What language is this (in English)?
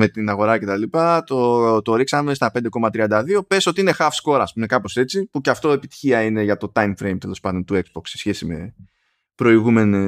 Greek